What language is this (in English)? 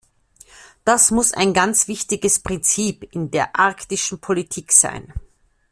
German